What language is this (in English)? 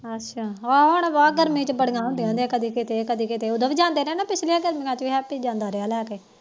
Punjabi